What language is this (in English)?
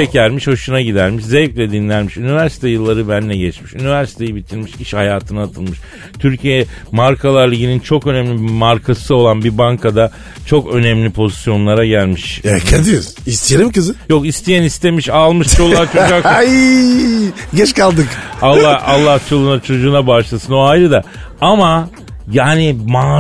Turkish